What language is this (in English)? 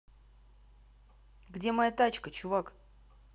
Russian